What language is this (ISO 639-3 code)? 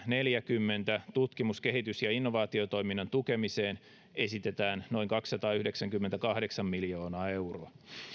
fin